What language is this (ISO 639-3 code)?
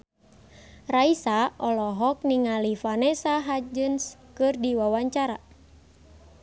sun